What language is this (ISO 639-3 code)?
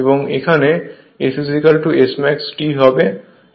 ben